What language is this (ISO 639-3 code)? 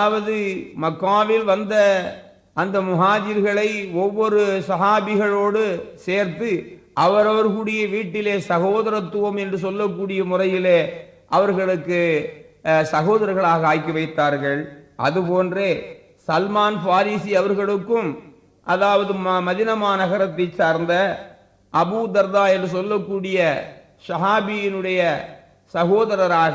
tam